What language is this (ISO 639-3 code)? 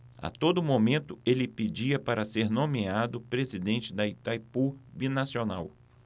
por